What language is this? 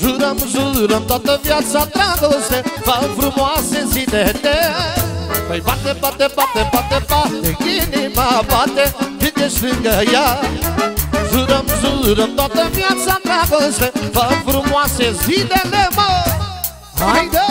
Romanian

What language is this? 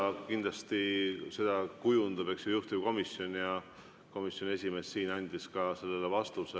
Estonian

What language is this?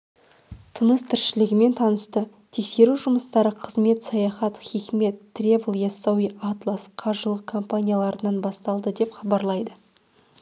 Kazakh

